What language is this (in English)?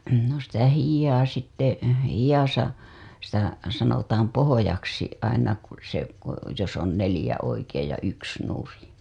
Finnish